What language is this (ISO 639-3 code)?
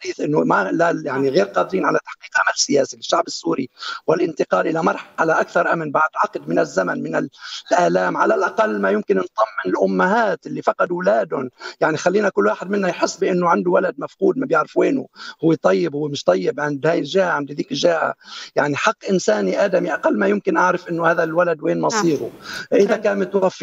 ara